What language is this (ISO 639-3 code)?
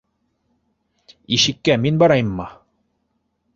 bak